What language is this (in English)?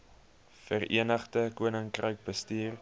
Afrikaans